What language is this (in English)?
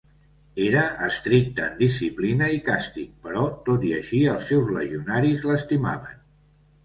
Catalan